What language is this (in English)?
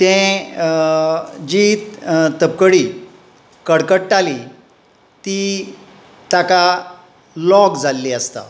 Konkani